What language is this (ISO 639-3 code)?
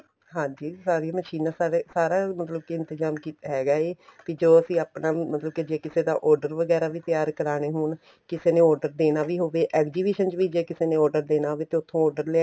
pan